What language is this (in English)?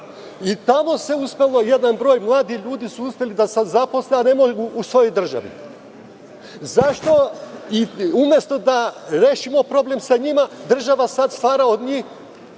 Serbian